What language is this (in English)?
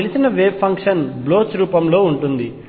Telugu